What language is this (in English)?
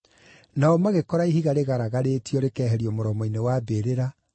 Kikuyu